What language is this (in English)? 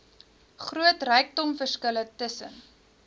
Afrikaans